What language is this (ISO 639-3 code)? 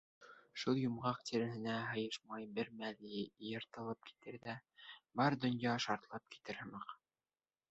bak